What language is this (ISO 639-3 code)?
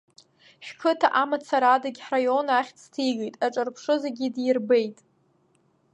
abk